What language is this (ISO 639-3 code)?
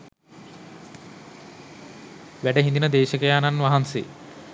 sin